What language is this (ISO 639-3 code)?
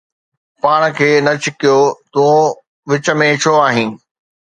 snd